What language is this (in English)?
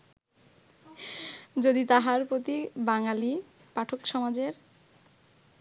Bangla